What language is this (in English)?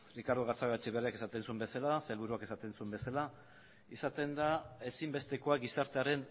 Basque